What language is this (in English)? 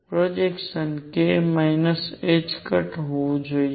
Gujarati